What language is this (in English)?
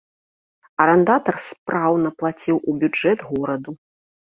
Belarusian